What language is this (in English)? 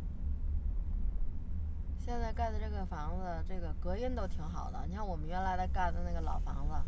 Chinese